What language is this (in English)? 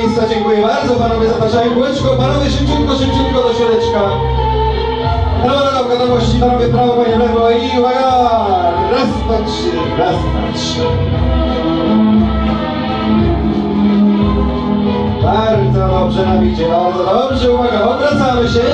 Ukrainian